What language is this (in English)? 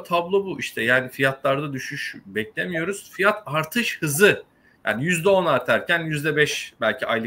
Turkish